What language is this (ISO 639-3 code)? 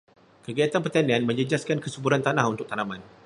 msa